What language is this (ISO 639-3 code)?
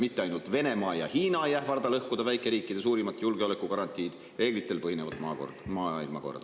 est